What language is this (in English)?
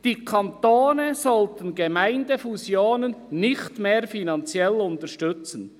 Swiss German